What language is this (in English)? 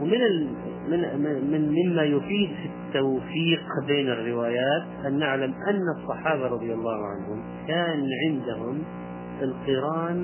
Arabic